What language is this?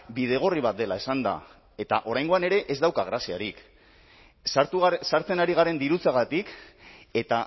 Basque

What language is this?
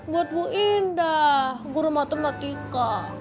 Indonesian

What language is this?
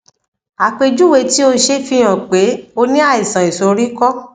Yoruba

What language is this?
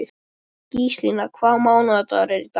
Icelandic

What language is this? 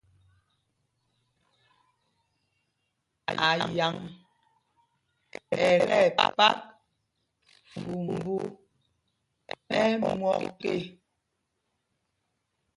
Mpumpong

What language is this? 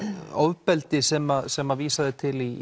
Icelandic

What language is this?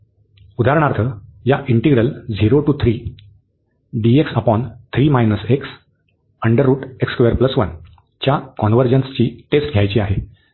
Marathi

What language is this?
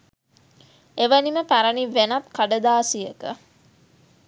Sinhala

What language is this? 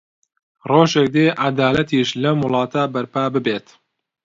Central Kurdish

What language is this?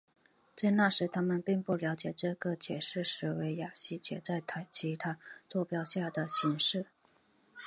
Chinese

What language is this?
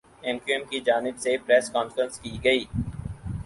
Urdu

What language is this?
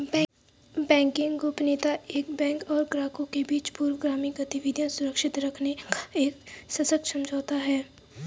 Hindi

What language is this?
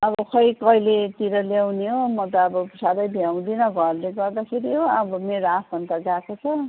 Nepali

